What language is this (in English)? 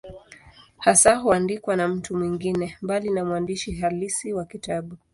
Swahili